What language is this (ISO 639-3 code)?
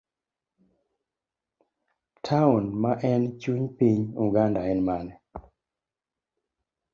luo